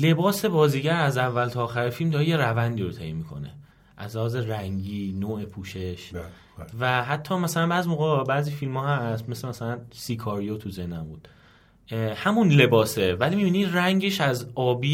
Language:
Persian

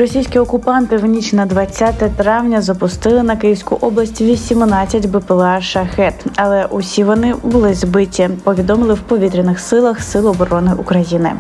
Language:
Ukrainian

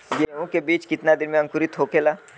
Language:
Bhojpuri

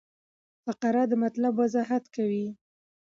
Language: Pashto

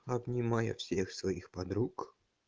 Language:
Russian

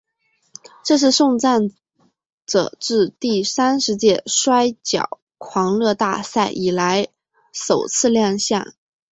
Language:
Chinese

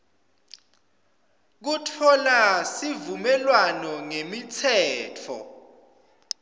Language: Swati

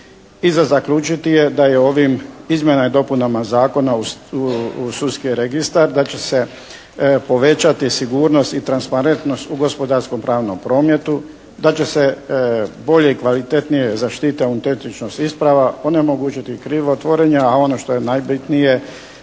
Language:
Croatian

